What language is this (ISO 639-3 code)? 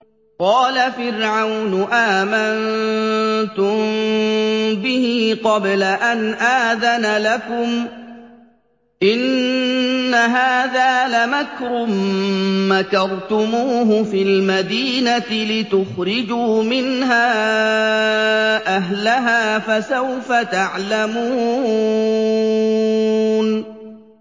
ara